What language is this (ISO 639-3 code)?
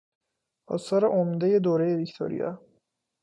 fas